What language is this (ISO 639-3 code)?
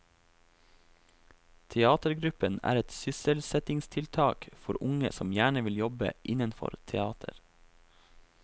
nor